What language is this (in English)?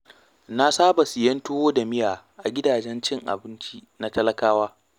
Hausa